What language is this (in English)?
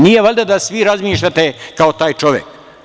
Serbian